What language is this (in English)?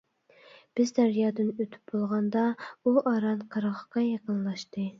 Uyghur